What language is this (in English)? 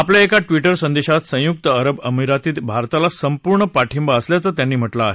Marathi